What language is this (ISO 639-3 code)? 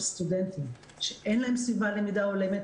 heb